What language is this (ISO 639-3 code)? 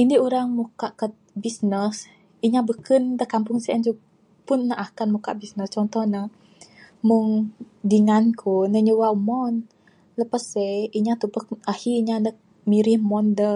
sdo